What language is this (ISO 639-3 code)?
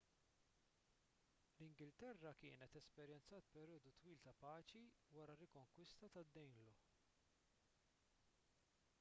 mlt